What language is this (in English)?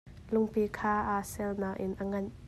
Hakha Chin